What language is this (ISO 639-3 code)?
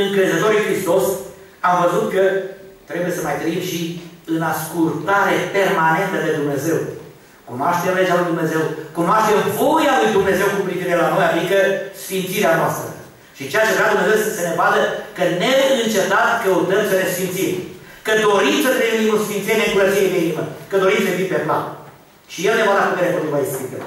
ron